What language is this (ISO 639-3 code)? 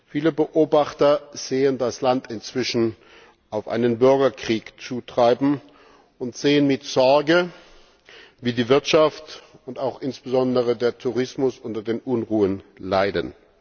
deu